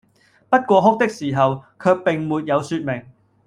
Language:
Cantonese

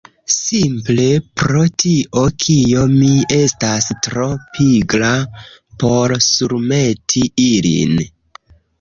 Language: Esperanto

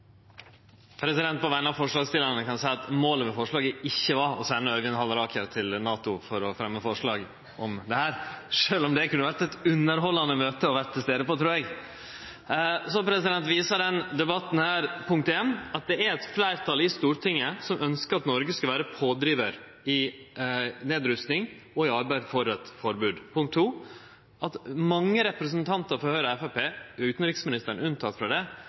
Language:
Norwegian Nynorsk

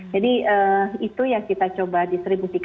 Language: Indonesian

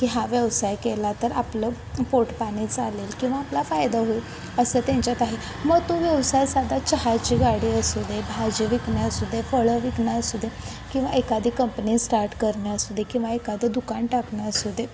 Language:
Marathi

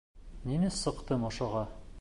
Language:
Bashkir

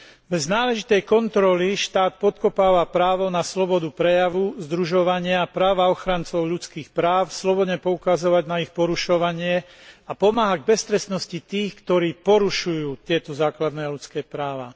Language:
Slovak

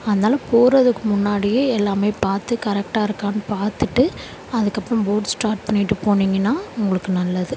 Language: Tamil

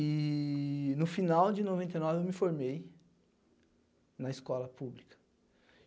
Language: Portuguese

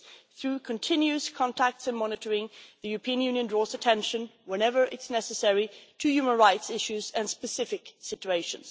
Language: English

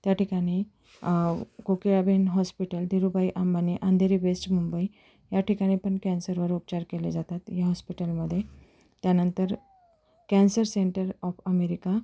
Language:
Marathi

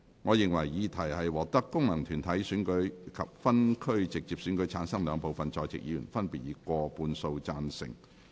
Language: Cantonese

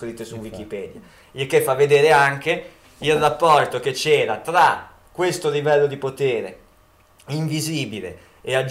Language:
Italian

